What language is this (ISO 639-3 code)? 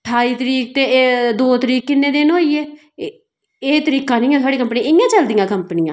doi